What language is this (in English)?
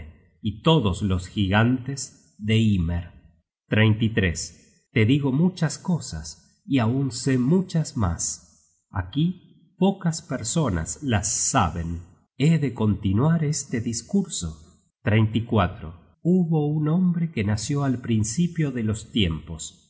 Spanish